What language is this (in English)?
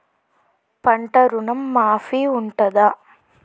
Telugu